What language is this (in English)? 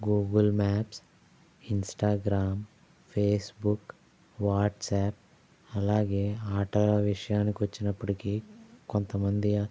Telugu